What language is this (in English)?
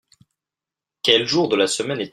French